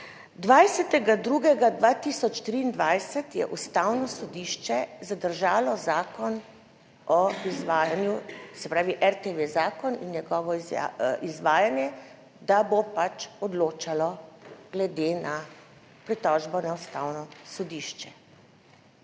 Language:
Slovenian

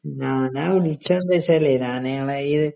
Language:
Malayalam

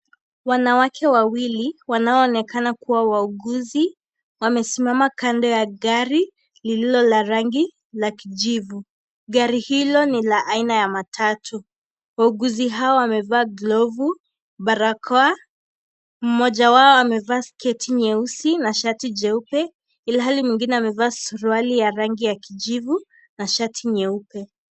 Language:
Swahili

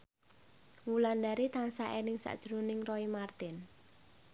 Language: Javanese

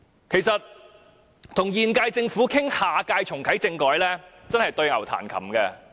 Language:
Cantonese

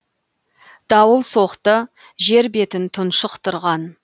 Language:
Kazakh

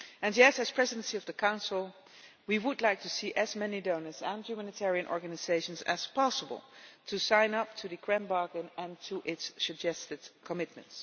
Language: English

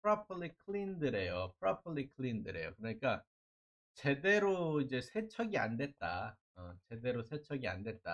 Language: Korean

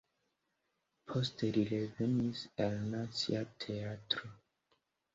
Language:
Esperanto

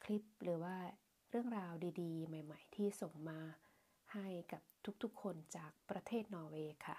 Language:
Thai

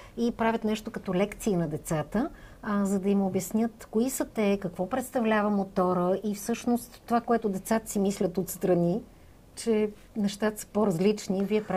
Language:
Bulgarian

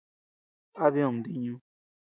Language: Tepeuxila Cuicatec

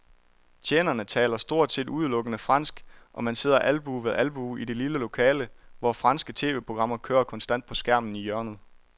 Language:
Danish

